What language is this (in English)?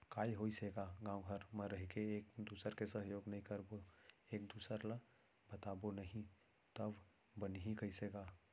Chhattisgarhi